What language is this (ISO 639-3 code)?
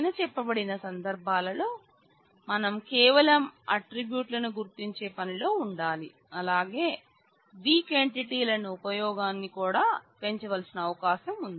tel